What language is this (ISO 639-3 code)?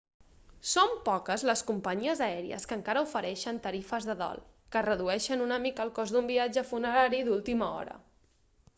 cat